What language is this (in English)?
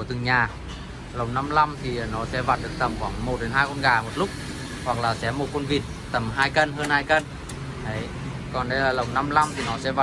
Vietnamese